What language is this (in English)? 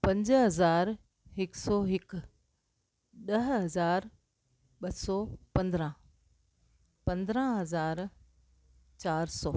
Sindhi